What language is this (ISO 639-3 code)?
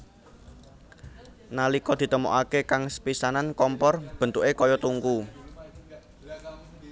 jav